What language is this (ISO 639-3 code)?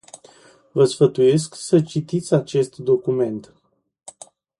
ron